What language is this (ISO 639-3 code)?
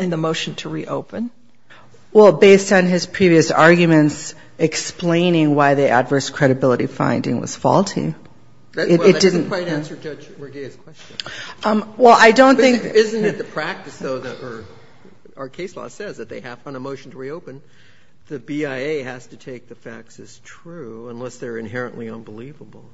eng